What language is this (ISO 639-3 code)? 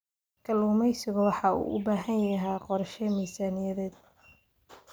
som